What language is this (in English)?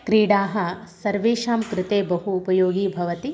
Sanskrit